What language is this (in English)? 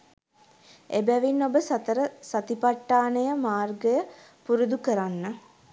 Sinhala